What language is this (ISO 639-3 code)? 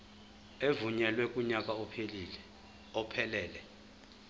zul